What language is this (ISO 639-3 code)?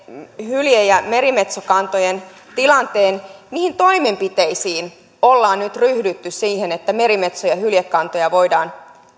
fin